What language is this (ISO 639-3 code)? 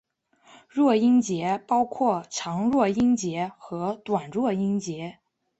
zho